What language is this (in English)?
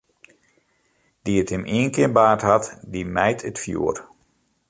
Western Frisian